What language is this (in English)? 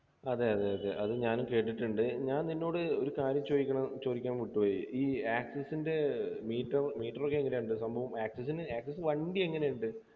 Malayalam